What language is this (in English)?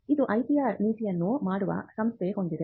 Kannada